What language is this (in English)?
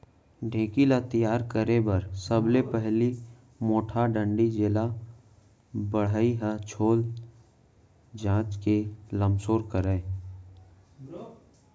Chhattisgarhi